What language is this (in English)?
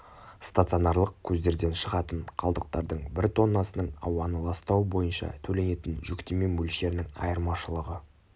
Kazakh